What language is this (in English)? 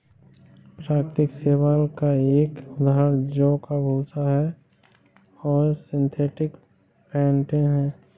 Hindi